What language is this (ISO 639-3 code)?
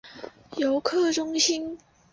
zho